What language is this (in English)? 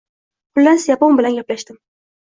Uzbek